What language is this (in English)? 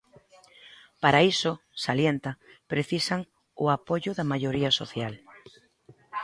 Galician